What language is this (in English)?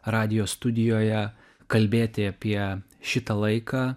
Lithuanian